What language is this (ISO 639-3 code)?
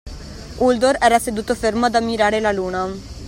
ita